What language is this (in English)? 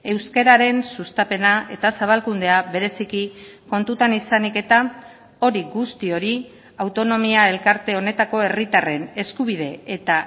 Basque